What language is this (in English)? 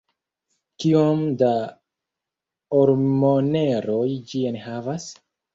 Esperanto